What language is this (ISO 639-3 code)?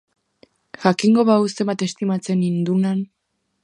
eus